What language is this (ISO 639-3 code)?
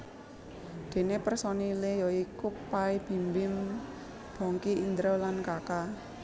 jav